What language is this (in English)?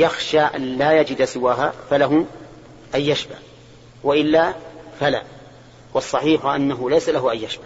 Arabic